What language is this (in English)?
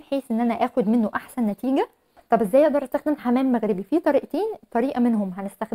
Arabic